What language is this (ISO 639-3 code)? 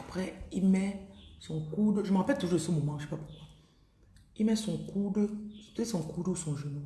fra